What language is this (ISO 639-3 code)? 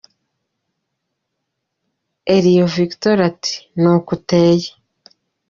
kin